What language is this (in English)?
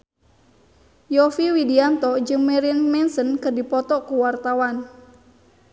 Sundanese